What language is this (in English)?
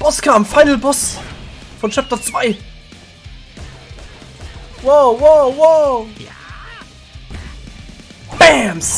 German